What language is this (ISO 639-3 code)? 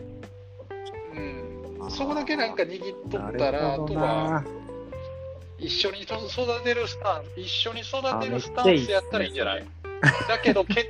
jpn